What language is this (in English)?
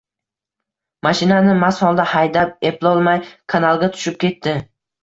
Uzbek